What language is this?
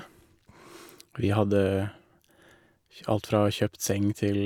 Norwegian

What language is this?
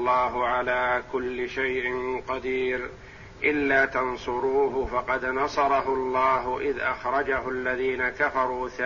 Arabic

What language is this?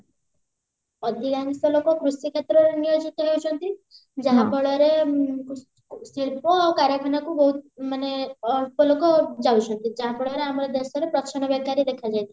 Odia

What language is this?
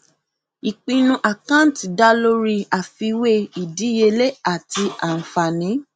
Yoruba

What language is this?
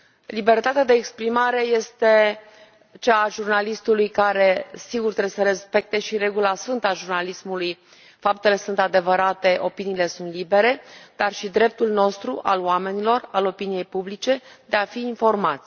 Romanian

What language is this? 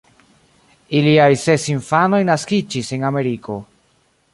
Esperanto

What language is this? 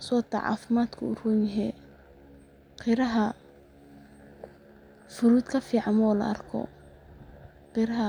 Somali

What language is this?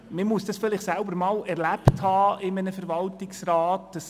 Swiss German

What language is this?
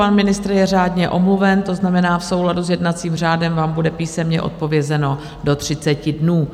Czech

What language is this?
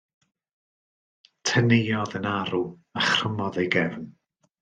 Welsh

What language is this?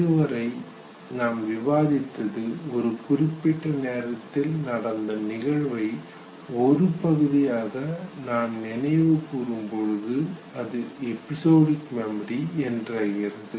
Tamil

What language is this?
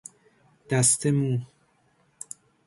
Persian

